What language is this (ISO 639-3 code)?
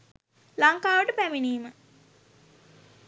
sin